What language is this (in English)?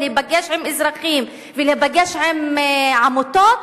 Hebrew